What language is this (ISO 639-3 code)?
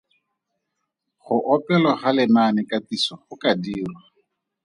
tsn